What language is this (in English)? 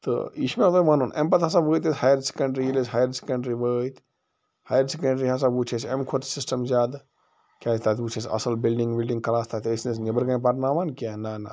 Kashmiri